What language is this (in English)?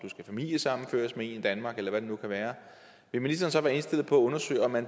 Danish